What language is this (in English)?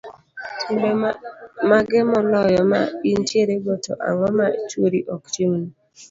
Luo (Kenya and Tanzania)